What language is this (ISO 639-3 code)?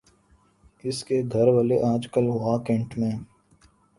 urd